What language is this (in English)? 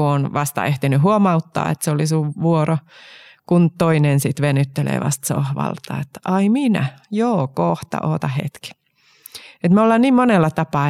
Finnish